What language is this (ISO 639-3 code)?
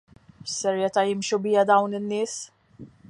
mlt